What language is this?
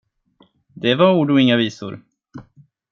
Swedish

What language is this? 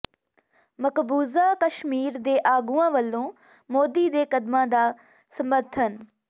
Punjabi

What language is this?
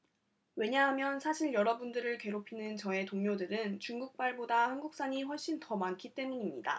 Korean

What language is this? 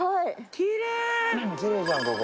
Japanese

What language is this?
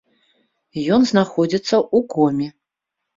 Belarusian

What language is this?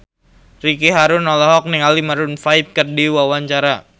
Sundanese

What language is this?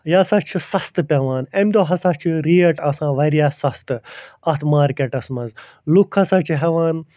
Kashmiri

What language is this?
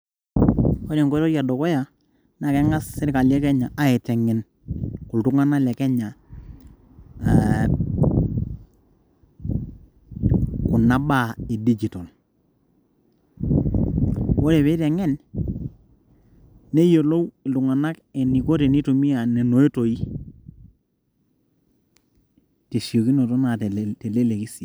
Masai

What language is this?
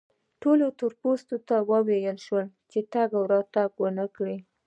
Pashto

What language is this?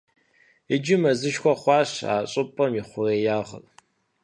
Kabardian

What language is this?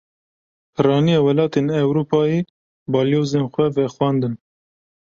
Kurdish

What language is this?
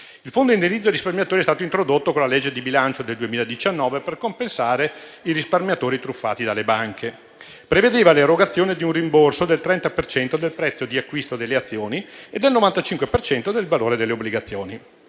Italian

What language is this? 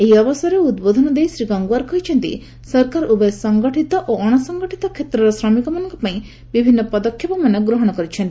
Odia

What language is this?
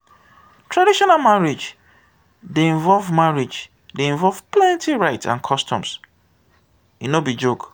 Nigerian Pidgin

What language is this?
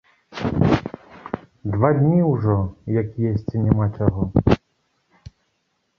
Belarusian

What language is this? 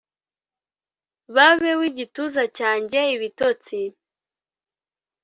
Kinyarwanda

